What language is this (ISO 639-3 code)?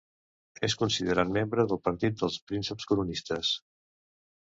cat